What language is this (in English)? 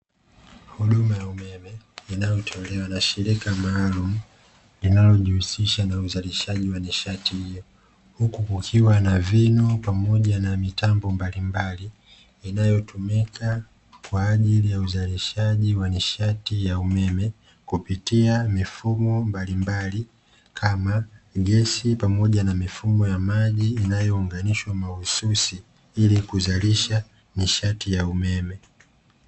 Swahili